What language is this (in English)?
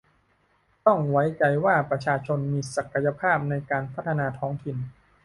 Thai